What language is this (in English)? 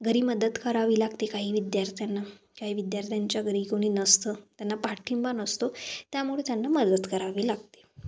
Marathi